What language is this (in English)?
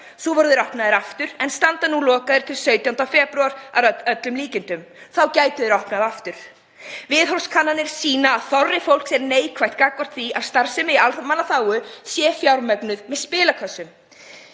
Icelandic